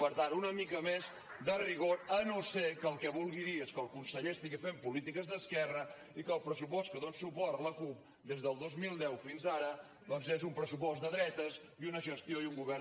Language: Catalan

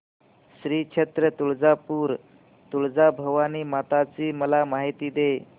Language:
Marathi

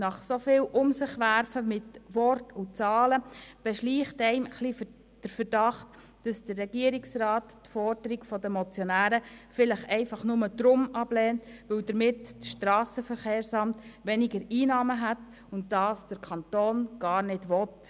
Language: Swiss German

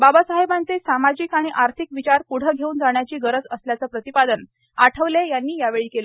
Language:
Marathi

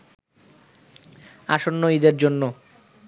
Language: Bangla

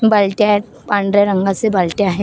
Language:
Marathi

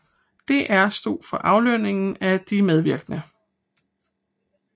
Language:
Danish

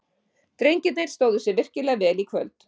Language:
Icelandic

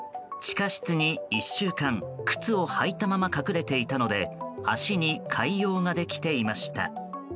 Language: Japanese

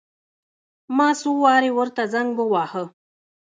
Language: Pashto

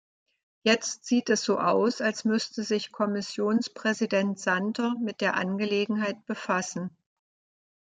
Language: German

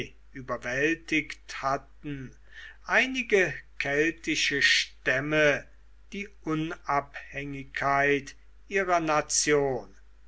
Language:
German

